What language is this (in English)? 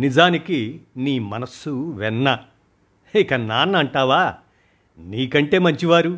Telugu